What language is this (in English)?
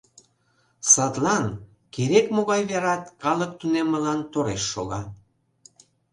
Mari